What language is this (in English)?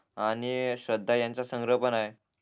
Marathi